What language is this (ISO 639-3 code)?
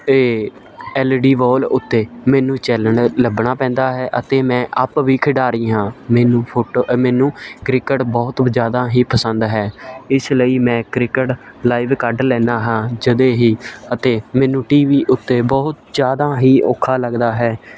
pan